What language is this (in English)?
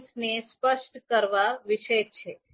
Gujarati